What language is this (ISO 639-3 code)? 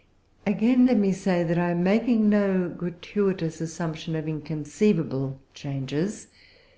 eng